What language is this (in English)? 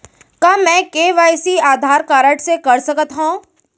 Chhattisgarhi